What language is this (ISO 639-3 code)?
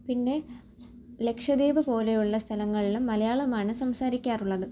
mal